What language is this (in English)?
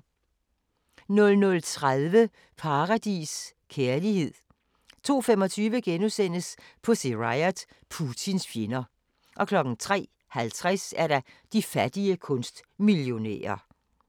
Danish